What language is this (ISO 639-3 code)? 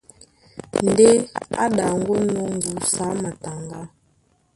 dua